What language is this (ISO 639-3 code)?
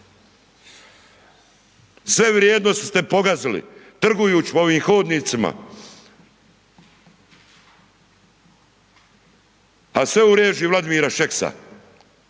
hrv